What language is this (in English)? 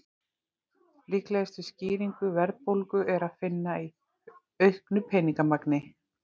Icelandic